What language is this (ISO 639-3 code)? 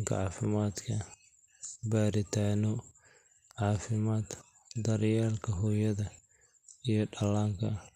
som